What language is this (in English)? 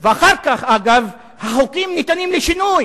Hebrew